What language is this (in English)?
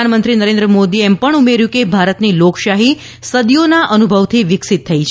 Gujarati